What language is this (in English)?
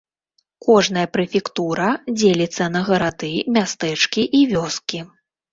Belarusian